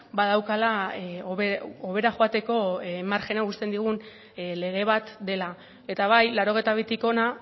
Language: Basque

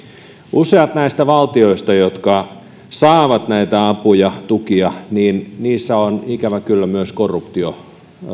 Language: Finnish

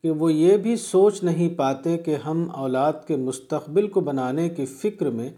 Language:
Urdu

